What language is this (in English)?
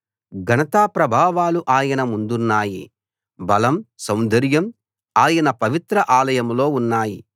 Telugu